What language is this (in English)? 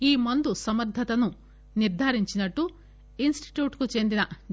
Telugu